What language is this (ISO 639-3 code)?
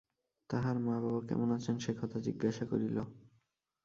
ben